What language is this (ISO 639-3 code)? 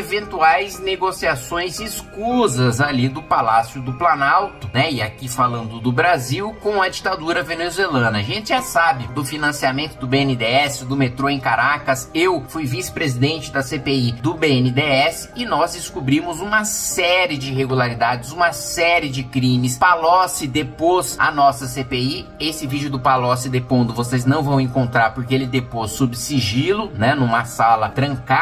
por